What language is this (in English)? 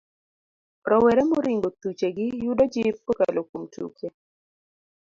Luo (Kenya and Tanzania)